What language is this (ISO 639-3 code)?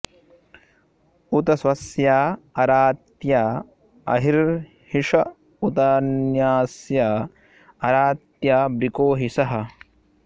san